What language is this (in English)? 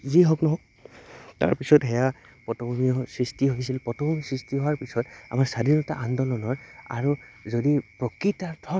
Assamese